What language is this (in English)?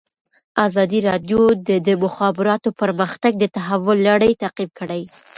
Pashto